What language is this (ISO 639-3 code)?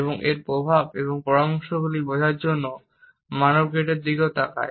ben